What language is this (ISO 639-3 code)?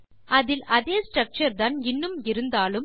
tam